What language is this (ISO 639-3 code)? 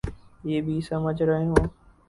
urd